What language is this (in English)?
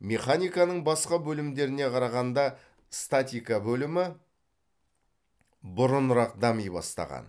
Kazakh